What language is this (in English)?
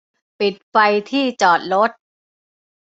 Thai